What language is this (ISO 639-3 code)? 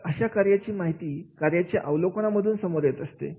mar